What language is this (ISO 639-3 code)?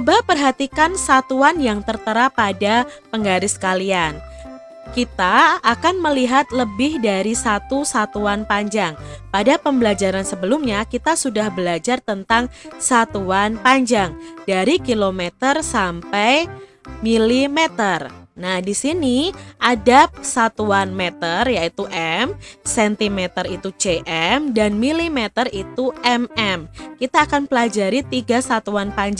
ind